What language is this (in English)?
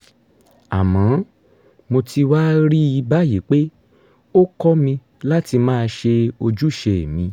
Yoruba